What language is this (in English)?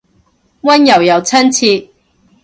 Cantonese